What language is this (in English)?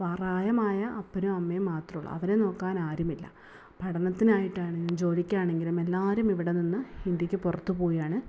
Malayalam